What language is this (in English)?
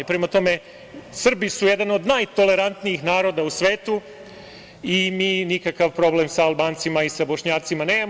Serbian